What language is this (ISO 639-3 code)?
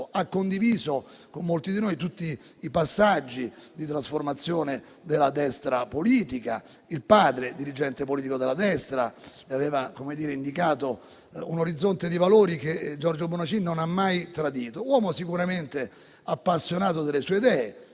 ita